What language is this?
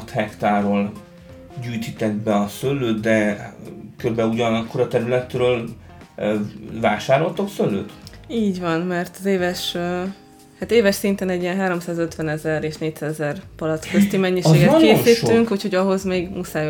Hungarian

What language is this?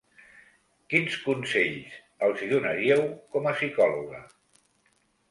Catalan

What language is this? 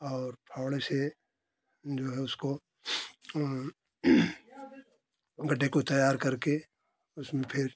Hindi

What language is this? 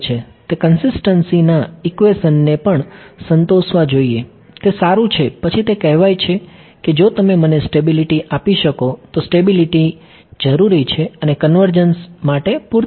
Gujarati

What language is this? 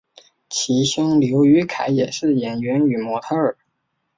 Chinese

